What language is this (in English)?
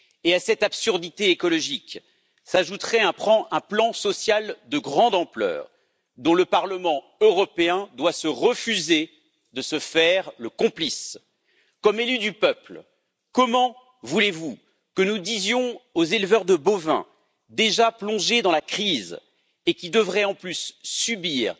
French